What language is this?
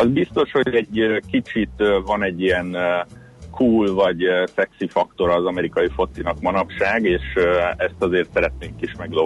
Hungarian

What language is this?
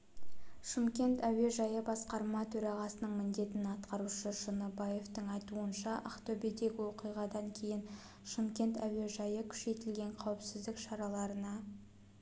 Kazakh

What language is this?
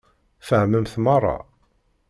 Kabyle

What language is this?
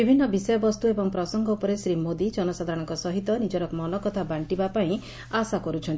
Odia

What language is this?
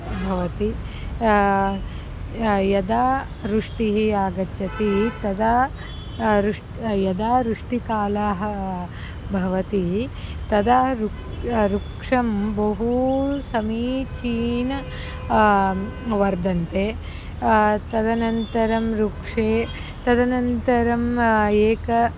Sanskrit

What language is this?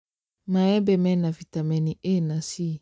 Kikuyu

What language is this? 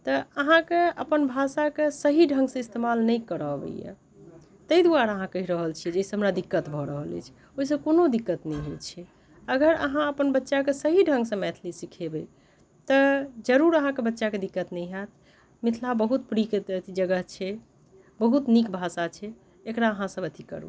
Maithili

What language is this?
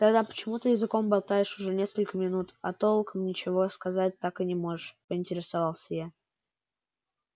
Russian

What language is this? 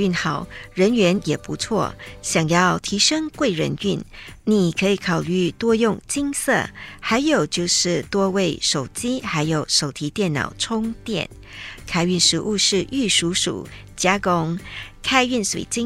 Chinese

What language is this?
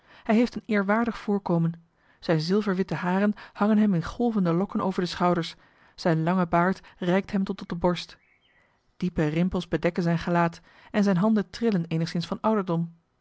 Dutch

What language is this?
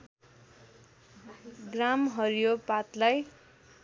Nepali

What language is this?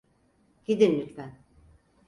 Turkish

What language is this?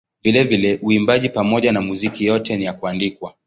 Swahili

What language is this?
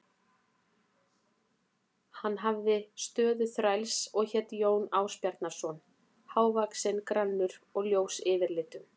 Icelandic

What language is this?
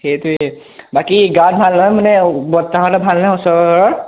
Assamese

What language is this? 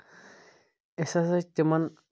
Kashmiri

